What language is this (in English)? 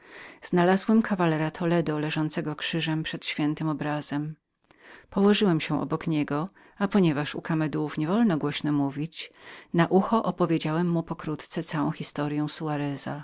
Polish